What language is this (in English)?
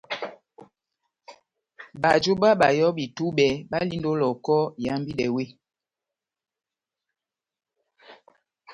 Batanga